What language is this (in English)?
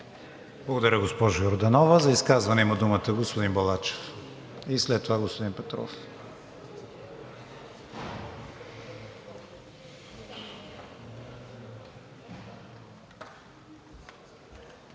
Bulgarian